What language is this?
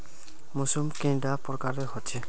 Magahi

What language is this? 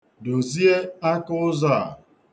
Igbo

